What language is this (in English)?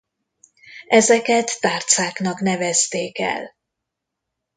Hungarian